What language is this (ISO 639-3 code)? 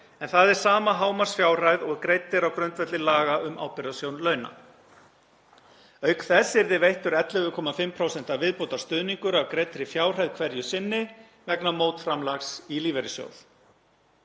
isl